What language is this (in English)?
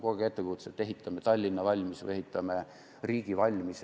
Estonian